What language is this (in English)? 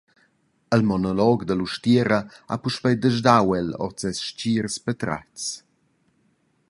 Romansh